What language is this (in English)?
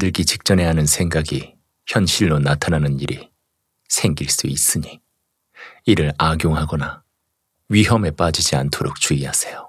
Korean